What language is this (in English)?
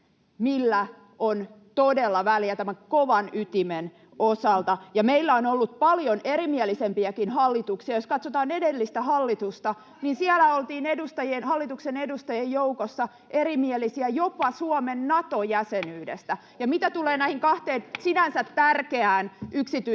Finnish